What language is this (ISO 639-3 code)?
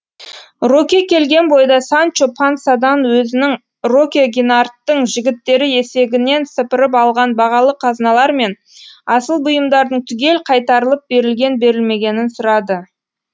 kaz